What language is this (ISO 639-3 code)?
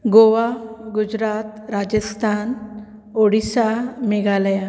kok